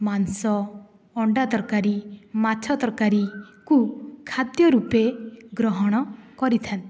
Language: Odia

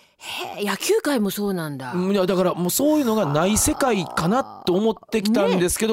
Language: Japanese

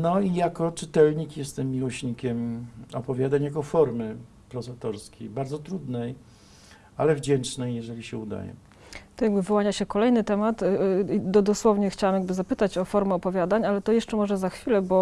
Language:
Polish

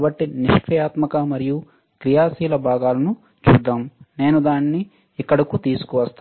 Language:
Telugu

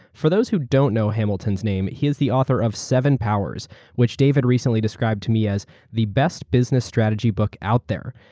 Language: English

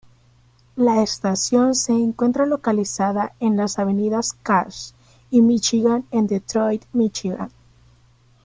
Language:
Spanish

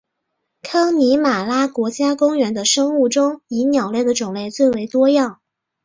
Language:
Chinese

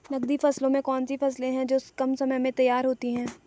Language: Hindi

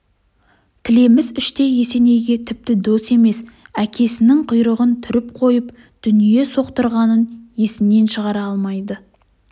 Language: Kazakh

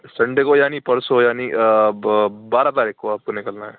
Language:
Urdu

